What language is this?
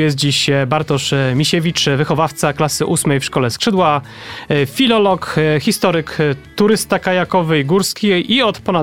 Polish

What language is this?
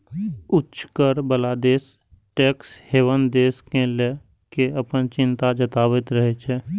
Maithili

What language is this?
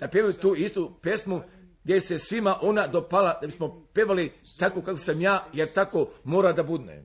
Croatian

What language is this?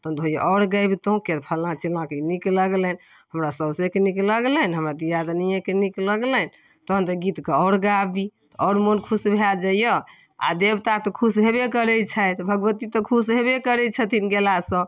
Maithili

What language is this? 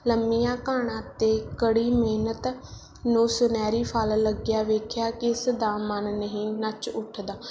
Punjabi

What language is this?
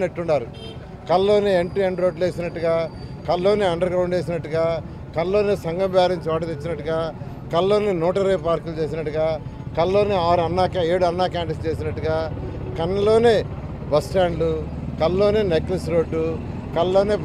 Telugu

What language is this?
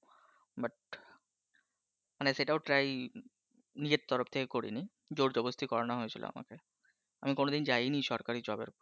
Bangla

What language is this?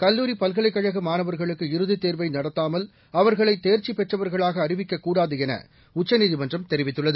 Tamil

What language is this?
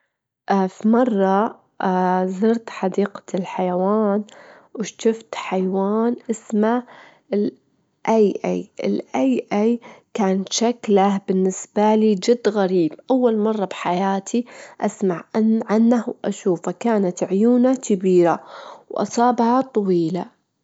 Gulf Arabic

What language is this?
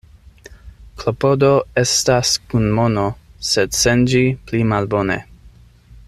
Esperanto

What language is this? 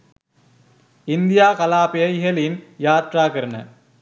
Sinhala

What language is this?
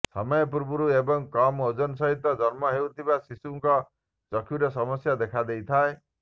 Odia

